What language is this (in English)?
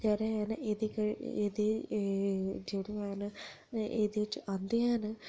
Dogri